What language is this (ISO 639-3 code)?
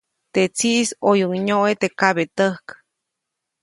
zoc